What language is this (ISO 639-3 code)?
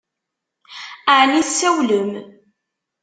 kab